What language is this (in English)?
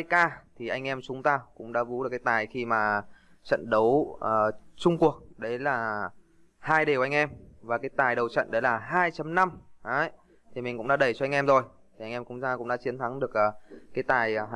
Vietnamese